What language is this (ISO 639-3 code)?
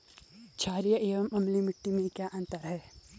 hin